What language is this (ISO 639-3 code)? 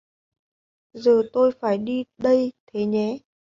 vie